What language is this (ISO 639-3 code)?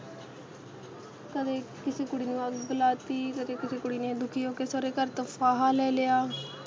pan